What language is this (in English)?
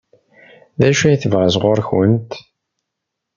Kabyle